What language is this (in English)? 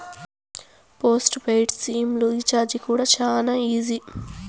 Telugu